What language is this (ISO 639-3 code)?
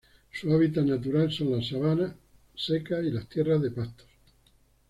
spa